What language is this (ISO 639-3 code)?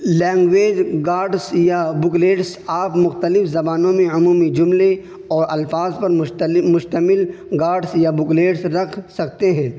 urd